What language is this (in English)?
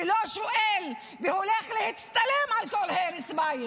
Hebrew